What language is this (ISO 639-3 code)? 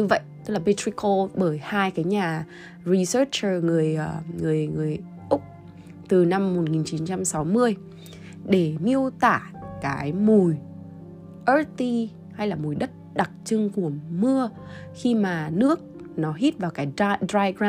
vie